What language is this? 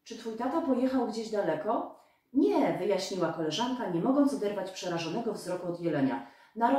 Polish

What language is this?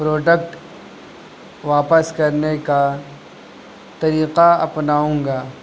Urdu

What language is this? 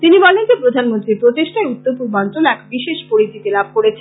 Bangla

